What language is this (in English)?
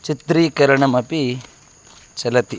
Sanskrit